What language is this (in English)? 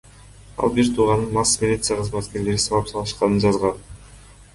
Kyrgyz